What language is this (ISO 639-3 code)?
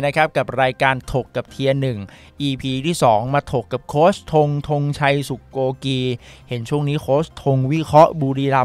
tha